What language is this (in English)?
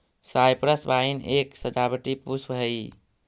Magahi